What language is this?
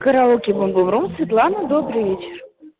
Russian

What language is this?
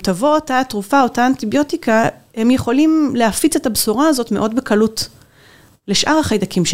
Hebrew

